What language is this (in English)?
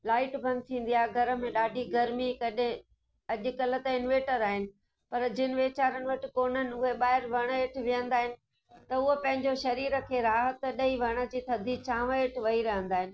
Sindhi